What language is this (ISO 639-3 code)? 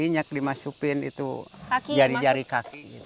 ind